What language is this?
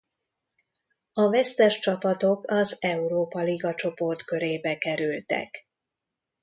Hungarian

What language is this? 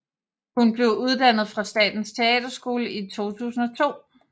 Danish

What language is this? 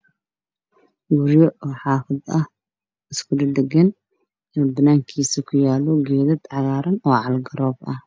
Somali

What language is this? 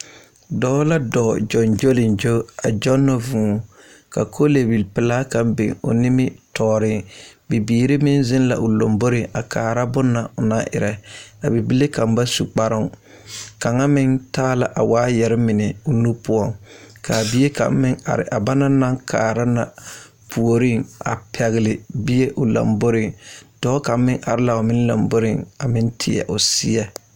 Southern Dagaare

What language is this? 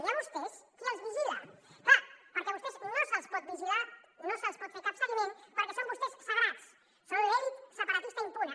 Catalan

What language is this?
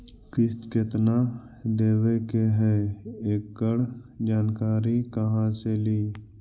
Magahi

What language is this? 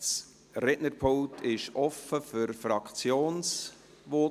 Swiss German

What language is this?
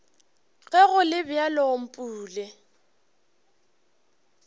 Northern Sotho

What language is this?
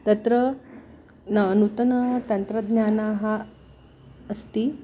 Sanskrit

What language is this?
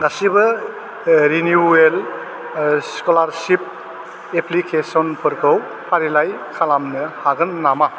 Bodo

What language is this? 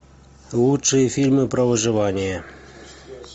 Russian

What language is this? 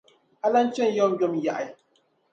Dagbani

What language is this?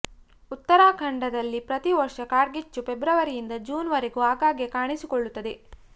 Kannada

